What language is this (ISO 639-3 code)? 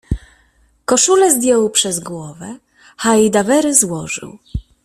pol